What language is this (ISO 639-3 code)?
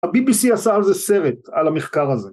heb